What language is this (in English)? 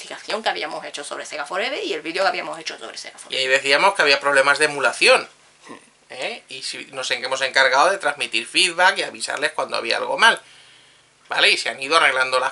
Spanish